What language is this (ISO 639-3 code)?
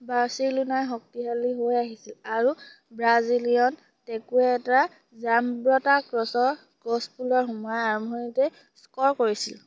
asm